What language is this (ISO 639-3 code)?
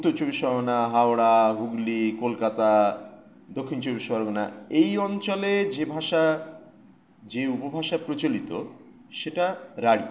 ben